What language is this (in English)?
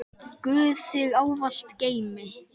Icelandic